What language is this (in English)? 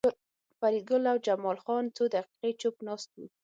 Pashto